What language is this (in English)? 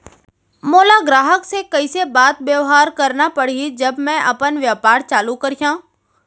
Chhattisgarhi